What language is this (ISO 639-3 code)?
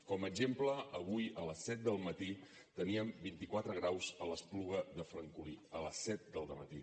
cat